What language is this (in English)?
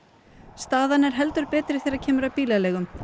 Icelandic